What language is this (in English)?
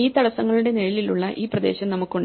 Malayalam